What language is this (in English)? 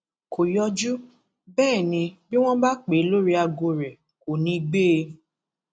Yoruba